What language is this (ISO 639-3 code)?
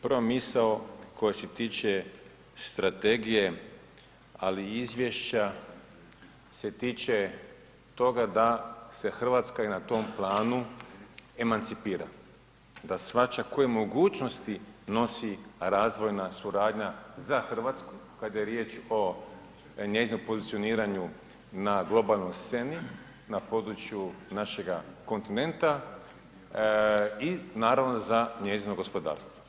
hrv